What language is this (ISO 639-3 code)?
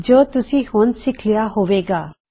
pan